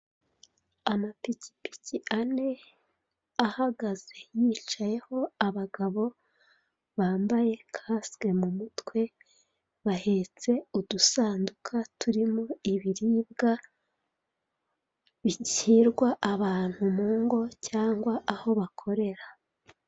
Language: Kinyarwanda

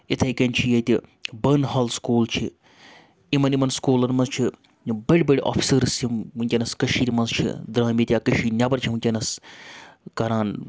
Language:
Kashmiri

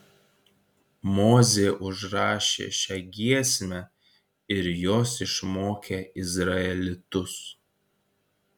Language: Lithuanian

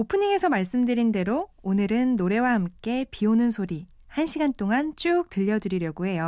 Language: Korean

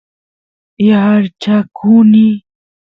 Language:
Santiago del Estero Quichua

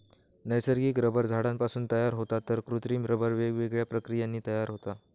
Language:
Marathi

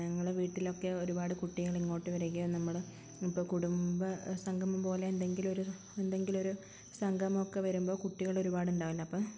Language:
Malayalam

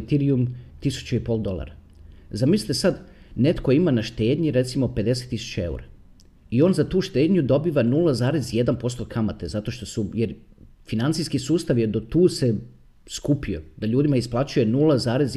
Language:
Croatian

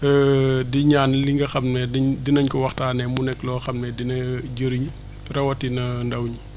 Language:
Wolof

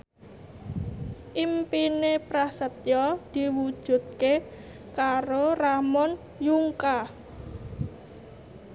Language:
Javanese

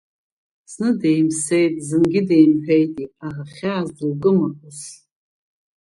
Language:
Abkhazian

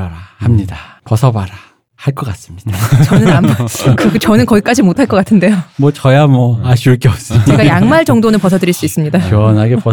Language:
Korean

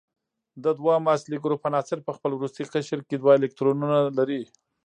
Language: Pashto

